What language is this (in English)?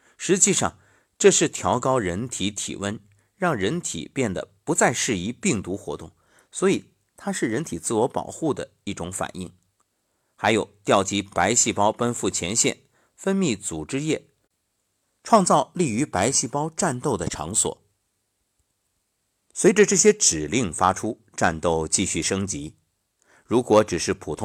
Chinese